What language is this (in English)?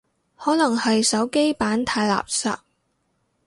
Cantonese